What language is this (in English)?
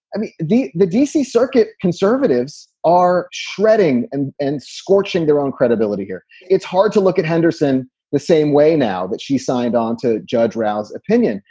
English